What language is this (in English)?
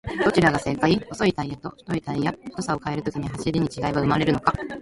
Japanese